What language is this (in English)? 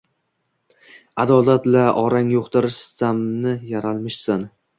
Uzbek